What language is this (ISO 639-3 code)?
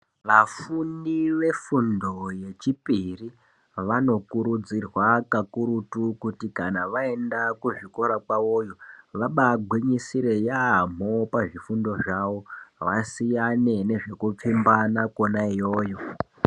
ndc